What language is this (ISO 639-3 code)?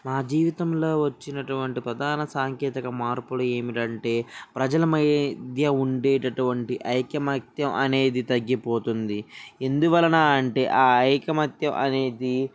tel